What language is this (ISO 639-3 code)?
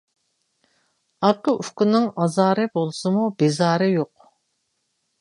uig